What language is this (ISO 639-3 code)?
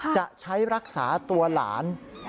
tha